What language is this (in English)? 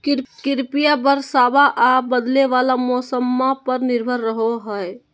Magahi